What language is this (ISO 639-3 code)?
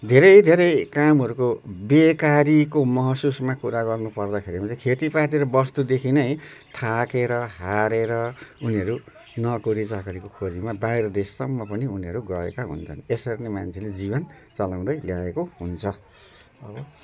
nep